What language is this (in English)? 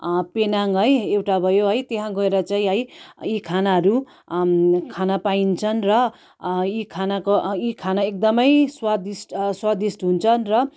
Nepali